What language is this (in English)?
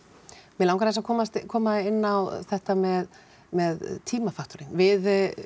Icelandic